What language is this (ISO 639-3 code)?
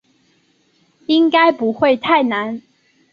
zho